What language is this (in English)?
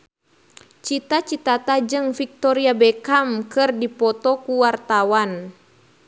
Sundanese